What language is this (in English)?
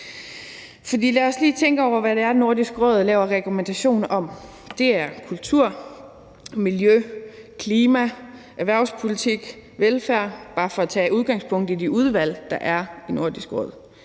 Danish